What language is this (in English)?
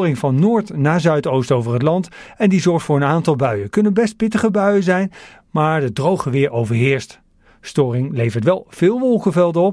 Dutch